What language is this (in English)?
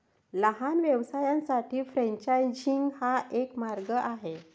Marathi